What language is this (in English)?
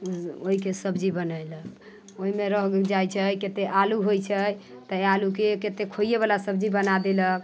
Maithili